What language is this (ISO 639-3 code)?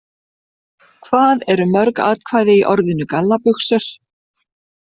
isl